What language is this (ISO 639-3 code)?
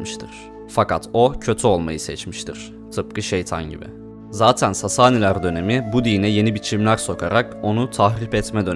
tur